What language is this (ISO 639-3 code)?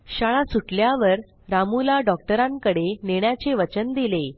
mar